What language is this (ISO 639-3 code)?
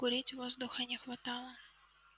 rus